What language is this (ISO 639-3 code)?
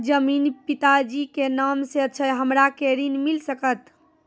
mai